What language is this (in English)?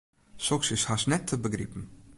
Western Frisian